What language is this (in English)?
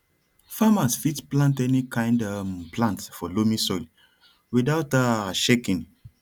Nigerian Pidgin